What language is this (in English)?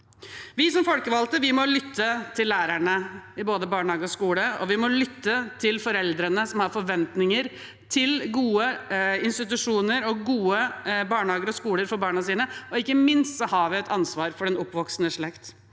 Norwegian